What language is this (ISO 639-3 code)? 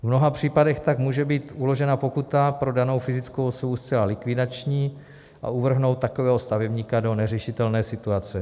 ces